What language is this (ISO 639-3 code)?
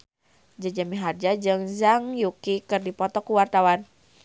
sun